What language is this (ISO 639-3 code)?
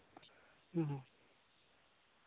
sat